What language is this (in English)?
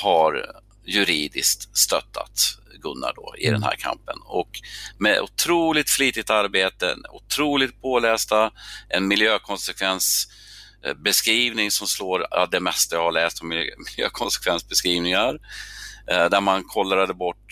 Swedish